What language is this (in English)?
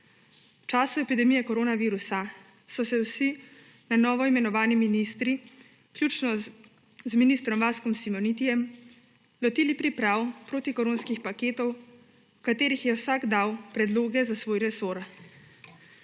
Slovenian